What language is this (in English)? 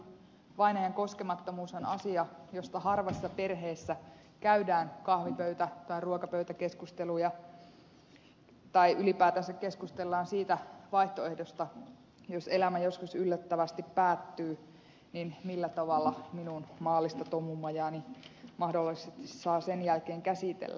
Finnish